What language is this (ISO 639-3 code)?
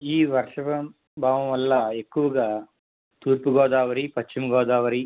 tel